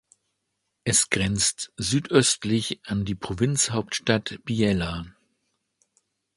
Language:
German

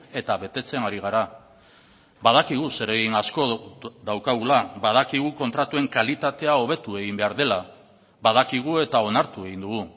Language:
Basque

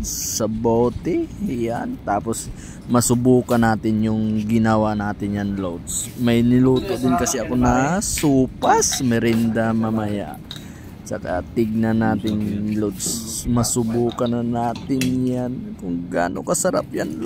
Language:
Filipino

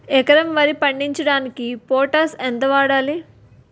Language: Telugu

